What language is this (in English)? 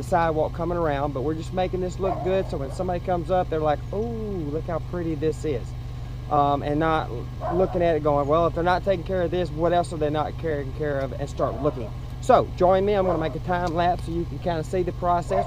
English